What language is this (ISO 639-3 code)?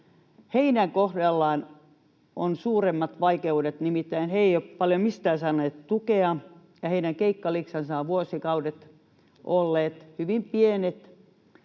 fin